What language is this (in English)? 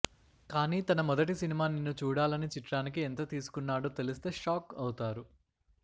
Telugu